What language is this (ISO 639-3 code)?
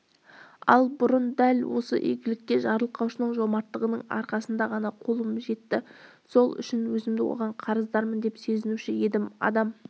kaz